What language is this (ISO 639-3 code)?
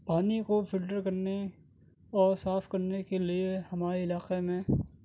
urd